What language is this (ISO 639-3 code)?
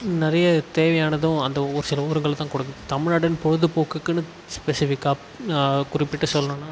tam